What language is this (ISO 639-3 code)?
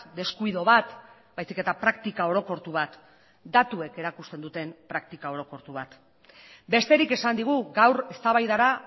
eus